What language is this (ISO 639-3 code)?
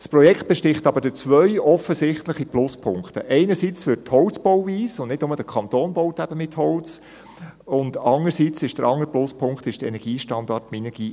gsw